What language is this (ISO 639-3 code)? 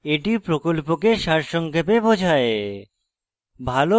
ben